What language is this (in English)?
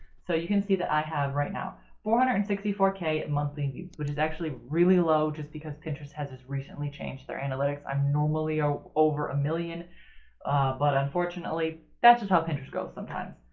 English